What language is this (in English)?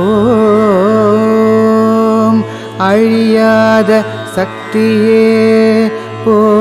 Tamil